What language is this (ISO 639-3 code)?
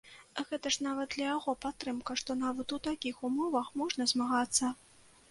bel